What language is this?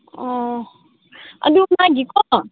Manipuri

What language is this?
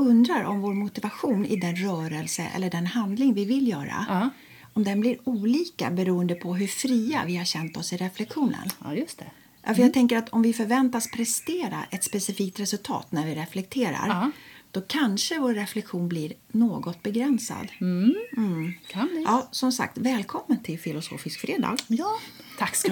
Swedish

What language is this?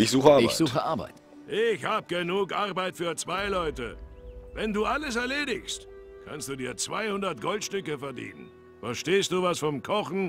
German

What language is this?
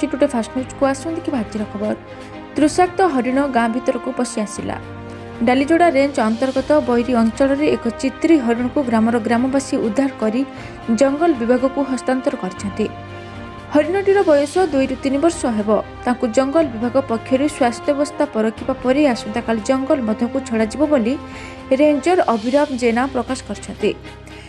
Odia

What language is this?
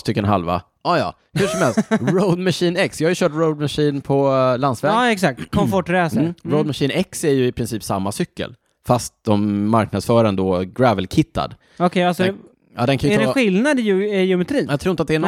Swedish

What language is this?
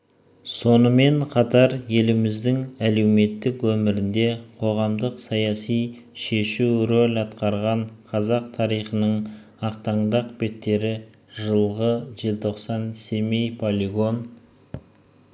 Kazakh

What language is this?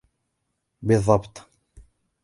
Arabic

